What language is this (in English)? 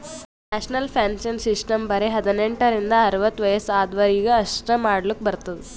Kannada